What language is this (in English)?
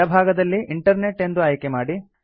Kannada